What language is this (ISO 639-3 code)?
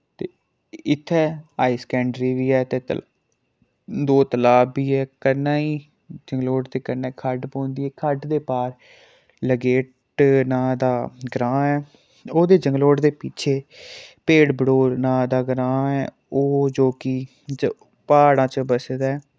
doi